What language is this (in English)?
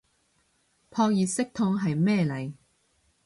Cantonese